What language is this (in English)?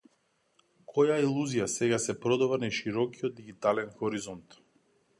Macedonian